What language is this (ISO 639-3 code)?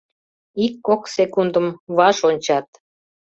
chm